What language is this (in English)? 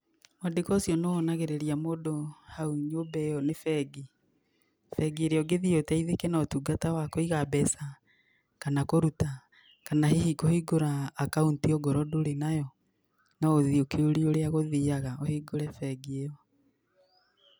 Kikuyu